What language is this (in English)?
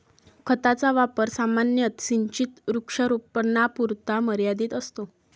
Marathi